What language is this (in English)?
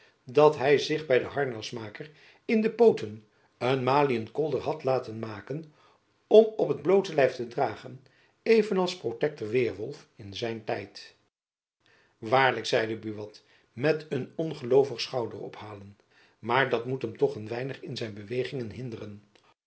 Dutch